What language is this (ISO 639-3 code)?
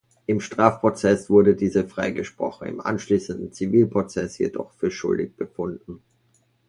deu